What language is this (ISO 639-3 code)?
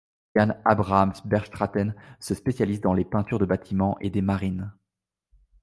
fra